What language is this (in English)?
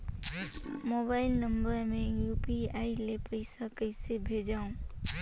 Chhattisgarhi